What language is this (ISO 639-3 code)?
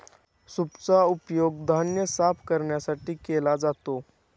mar